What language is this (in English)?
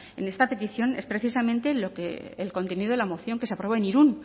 Spanish